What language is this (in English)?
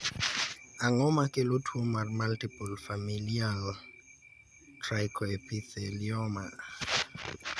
Luo (Kenya and Tanzania)